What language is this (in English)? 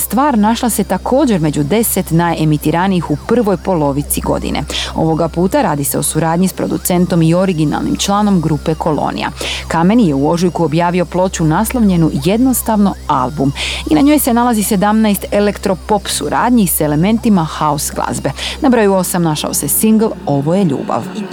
Croatian